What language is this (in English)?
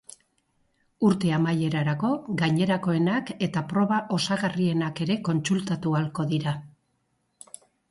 Basque